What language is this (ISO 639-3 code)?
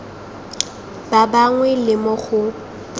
tsn